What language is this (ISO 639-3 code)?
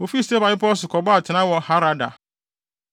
aka